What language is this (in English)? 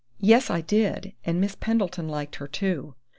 English